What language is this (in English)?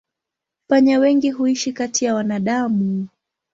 Swahili